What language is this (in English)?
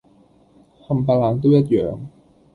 Cantonese